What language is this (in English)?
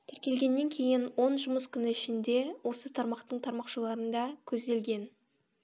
Kazakh